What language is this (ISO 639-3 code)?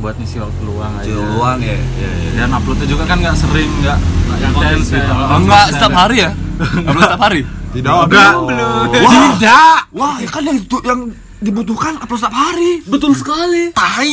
ind